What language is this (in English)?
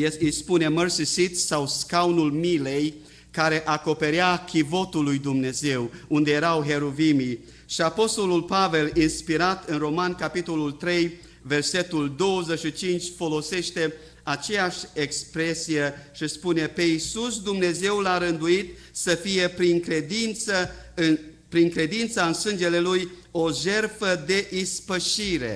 Romanian